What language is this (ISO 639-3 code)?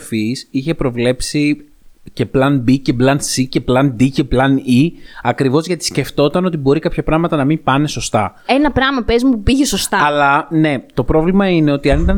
ell